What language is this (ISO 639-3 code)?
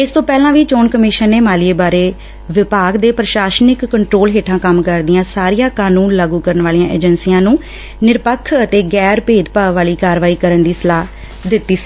pan